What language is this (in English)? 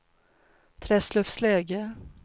Swedish